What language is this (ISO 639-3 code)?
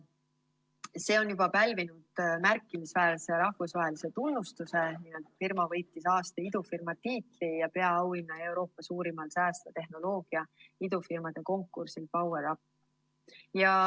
est